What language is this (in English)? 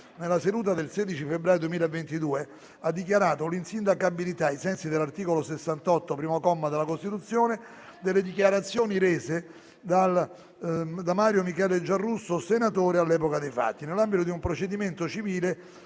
Italian